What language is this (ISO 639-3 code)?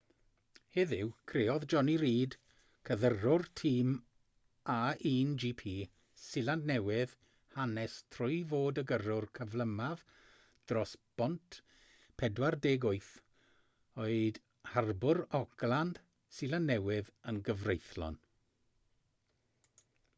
cym